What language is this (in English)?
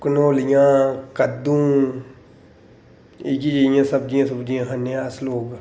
Dogri